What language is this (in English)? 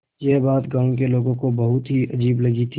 Hindi